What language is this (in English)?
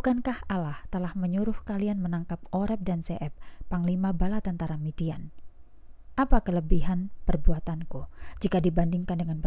Indonesian